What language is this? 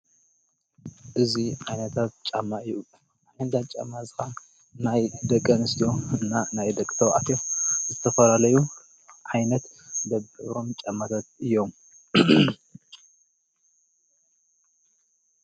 Tigrinya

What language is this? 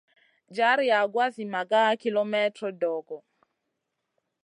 Masana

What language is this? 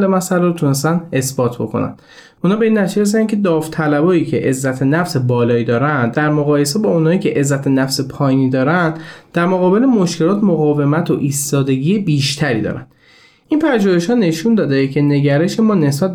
Persian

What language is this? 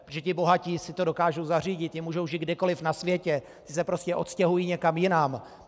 Czech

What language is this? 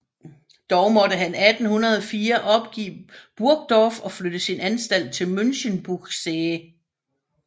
Danish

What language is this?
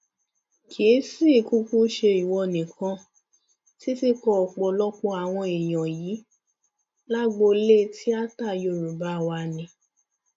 Yoruba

